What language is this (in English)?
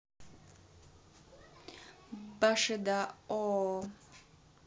Russian